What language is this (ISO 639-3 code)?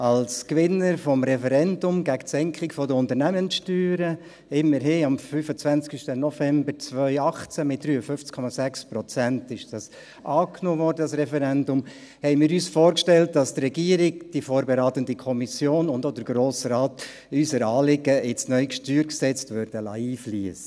gsw